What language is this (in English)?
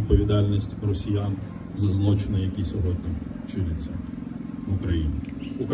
Ukrainian